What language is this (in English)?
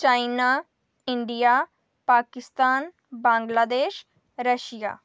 Dogri